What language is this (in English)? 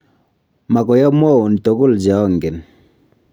Kalenjin